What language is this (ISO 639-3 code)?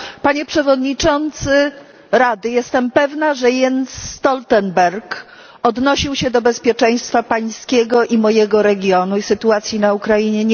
pol